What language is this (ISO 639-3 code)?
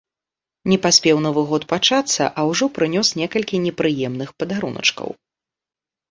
bel